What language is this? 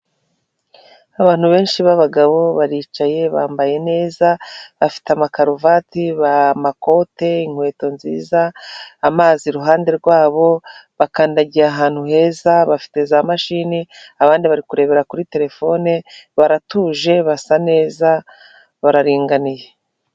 Kinyarwanda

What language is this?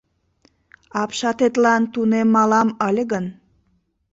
Mari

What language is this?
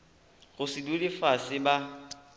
Northern Sotho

